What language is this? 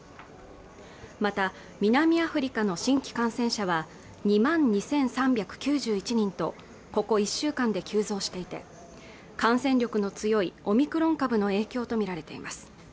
Japanese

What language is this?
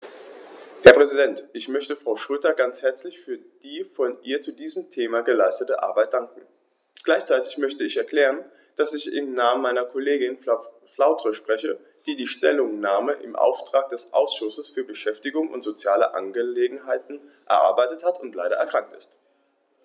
German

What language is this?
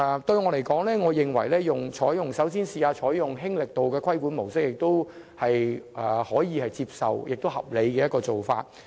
Cantonese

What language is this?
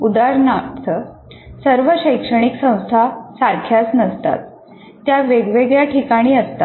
Marathi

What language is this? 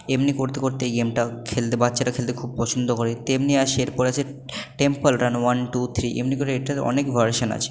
Bangla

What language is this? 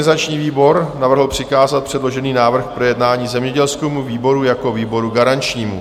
Czech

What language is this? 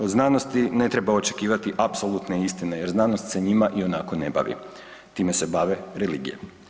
Croatian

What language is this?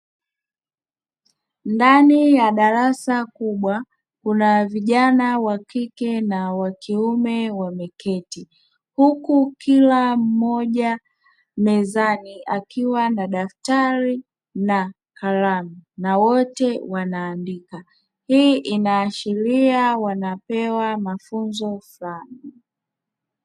Swahili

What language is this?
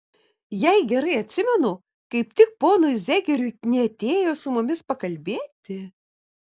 Lithuanian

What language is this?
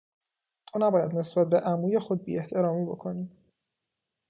Persian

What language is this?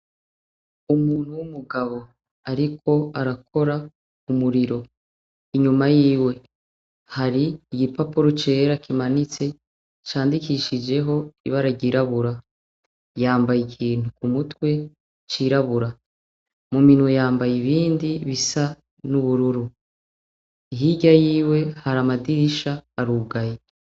Rundi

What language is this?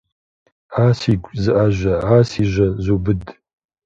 Kabardian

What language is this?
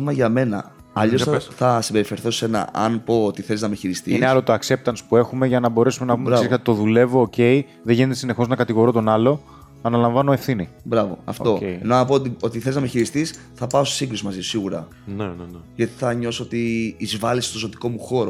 Greek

